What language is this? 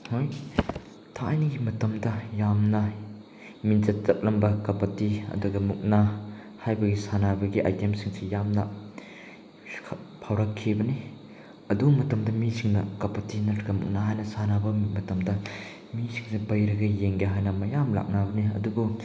Manipuri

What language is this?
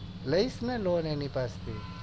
Gujarati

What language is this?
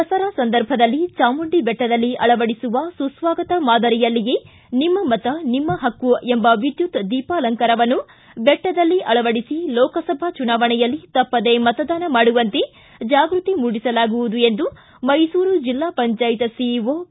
Kannada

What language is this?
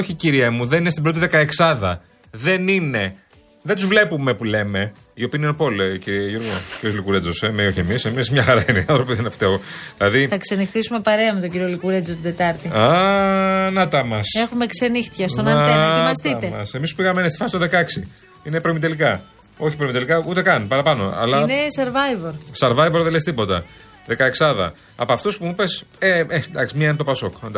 Greek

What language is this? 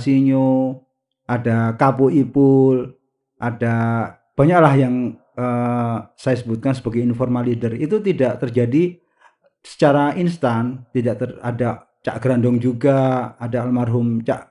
Indonesian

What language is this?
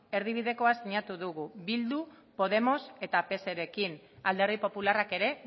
Basque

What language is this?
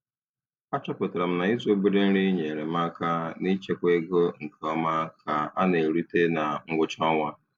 Igbo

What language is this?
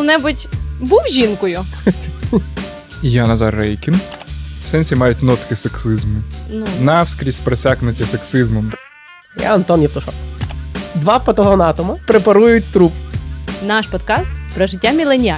Ukrainian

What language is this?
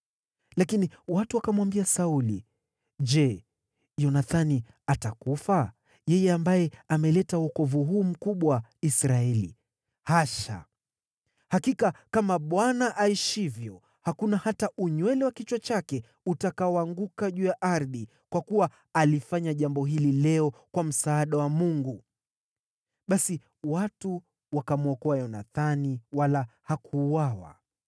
Swahili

